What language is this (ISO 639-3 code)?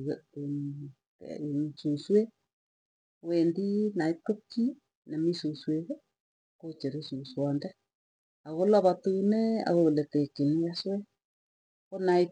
tuy